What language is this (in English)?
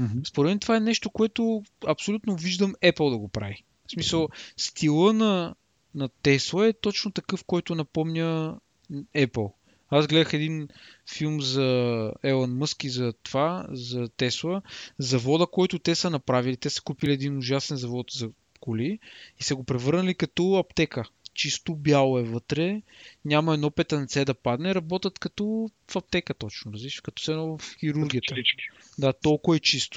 Bulgarian